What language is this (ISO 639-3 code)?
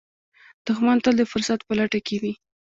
pus